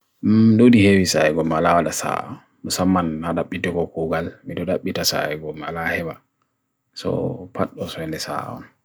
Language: Bagirmi Fulfulde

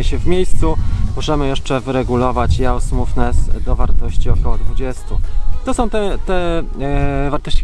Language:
Polish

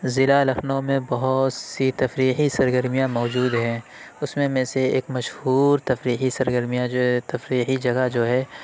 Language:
Urdu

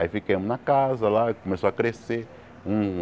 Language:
Portuguese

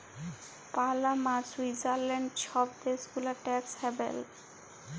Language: Bangla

